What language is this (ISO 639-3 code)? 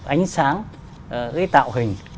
vie